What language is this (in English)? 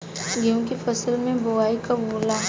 Bhojpuri